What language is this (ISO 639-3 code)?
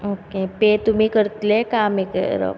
kok